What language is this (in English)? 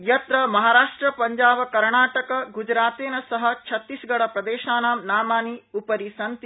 Sanskrit